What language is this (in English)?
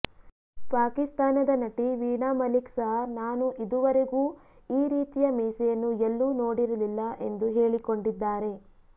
Kannada